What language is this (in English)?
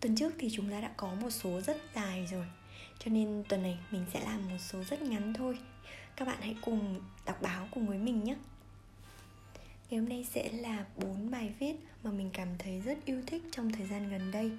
Vietnamese